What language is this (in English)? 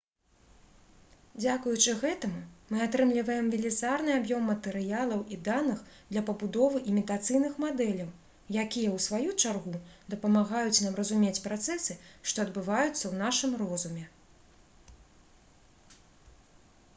Belarusian